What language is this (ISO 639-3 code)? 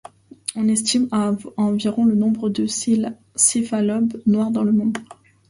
fra